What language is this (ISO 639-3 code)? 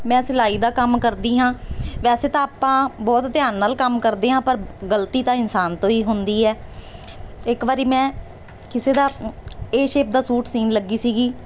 pan